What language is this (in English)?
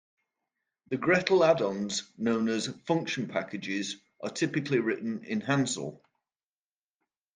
English